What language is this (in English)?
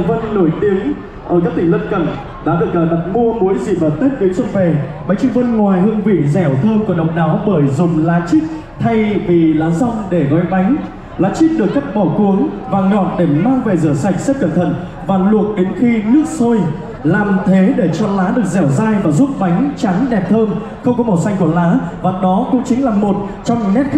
Vietnamese